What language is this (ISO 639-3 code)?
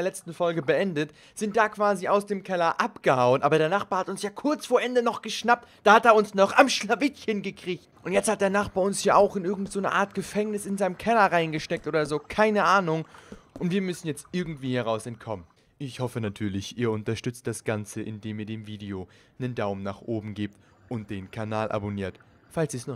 deu